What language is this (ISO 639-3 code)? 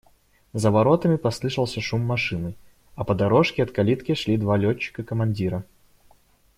rus